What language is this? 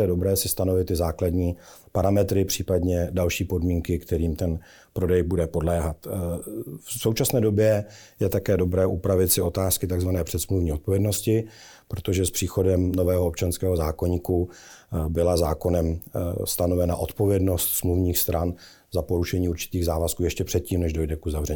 Czech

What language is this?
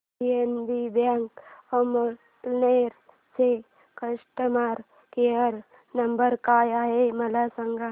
Marathi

